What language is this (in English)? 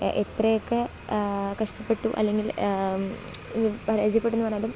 Malayalam